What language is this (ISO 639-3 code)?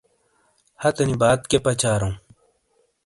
scl